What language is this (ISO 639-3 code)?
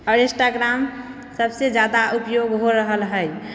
mai